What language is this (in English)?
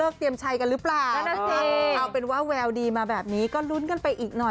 Thai